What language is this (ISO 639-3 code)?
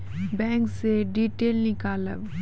mai